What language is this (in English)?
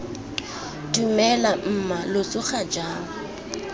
Tswana